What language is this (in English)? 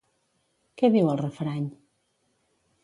Catalan